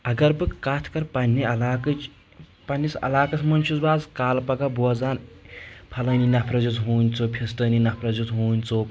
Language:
Kashmiri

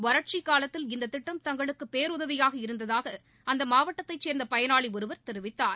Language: Tamil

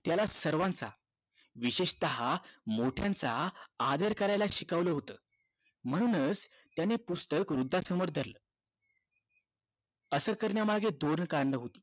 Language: Marathi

